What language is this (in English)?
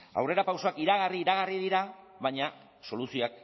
Basque